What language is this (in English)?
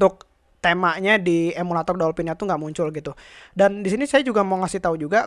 Indonesian